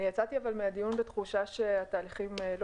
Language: Hebrew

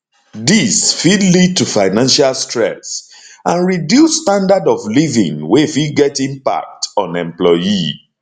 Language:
Nigerian Pidgin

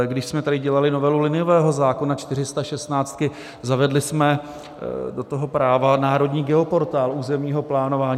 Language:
Czech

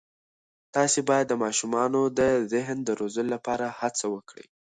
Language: Pashto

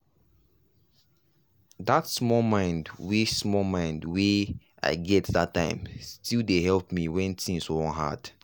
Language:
Nigerian Pidgin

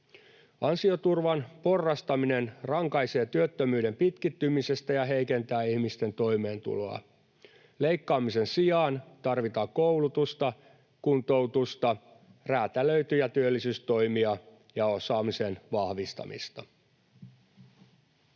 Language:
Finnish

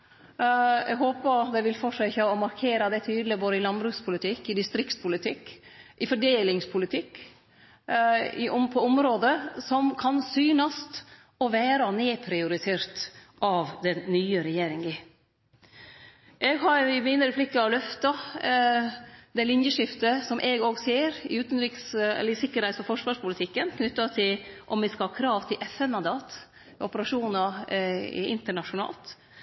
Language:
Norwegian Nynorsk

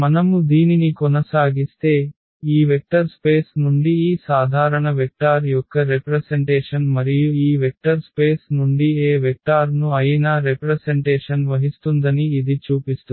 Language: Telugu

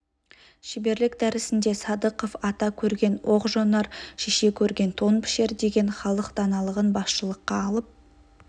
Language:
Kazakh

